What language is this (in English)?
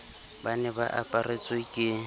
Southern Sotho